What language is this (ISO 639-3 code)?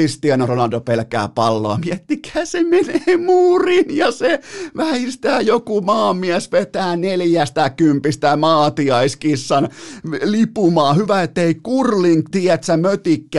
fin